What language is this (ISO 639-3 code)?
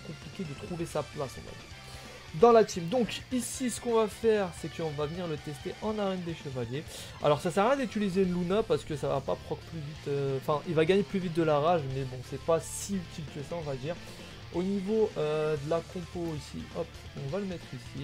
fra